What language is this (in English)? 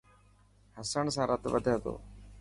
Dhatki